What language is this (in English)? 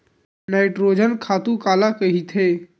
Chhattisgarhi